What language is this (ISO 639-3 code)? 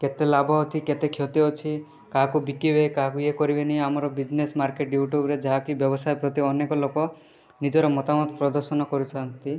ori